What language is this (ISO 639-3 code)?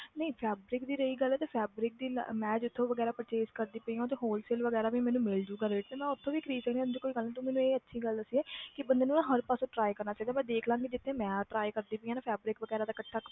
pan